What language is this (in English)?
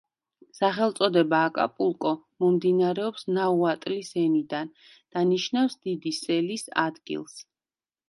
Georgian